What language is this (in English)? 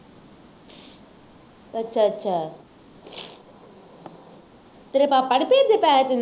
Punjabi